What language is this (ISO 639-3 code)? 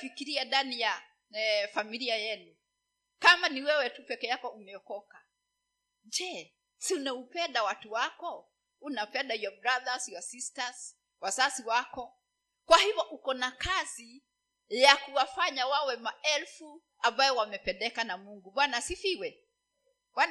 swa